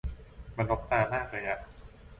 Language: Thai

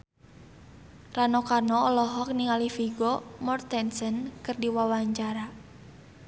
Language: Sundanese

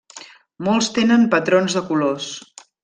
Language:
Catalan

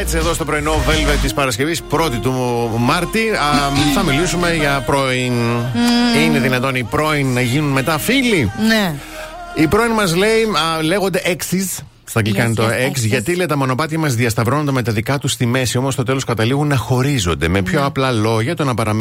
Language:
Greek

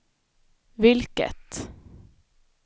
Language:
Swedish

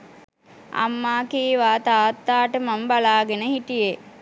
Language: Sinhala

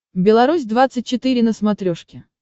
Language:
Russian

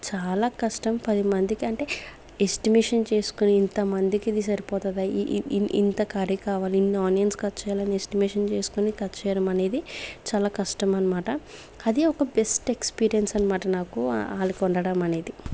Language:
Telugu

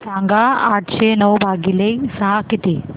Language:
Marathi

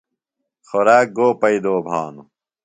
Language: Phalura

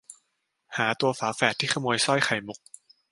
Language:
Thai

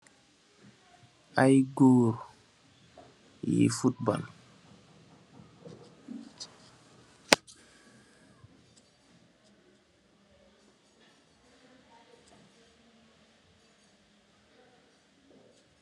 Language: Wolof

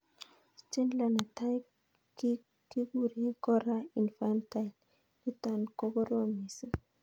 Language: Kalenjin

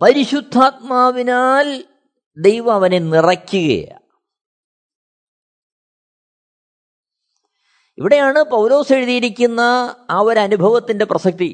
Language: Malayalam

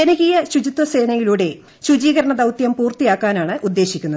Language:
Malayalam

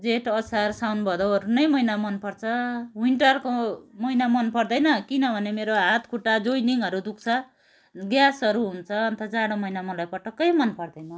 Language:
Nepali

